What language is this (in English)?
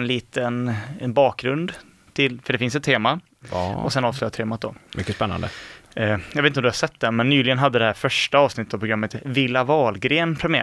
Swedish